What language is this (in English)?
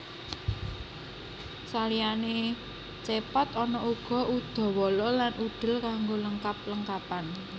Javanese